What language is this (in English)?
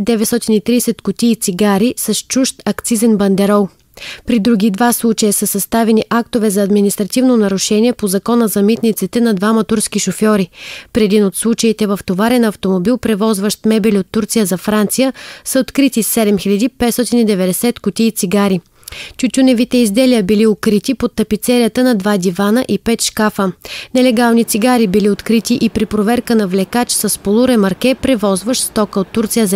Bulgarian